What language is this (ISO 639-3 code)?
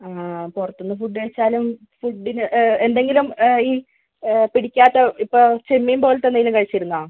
mal